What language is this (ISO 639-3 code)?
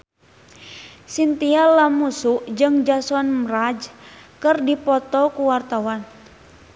sun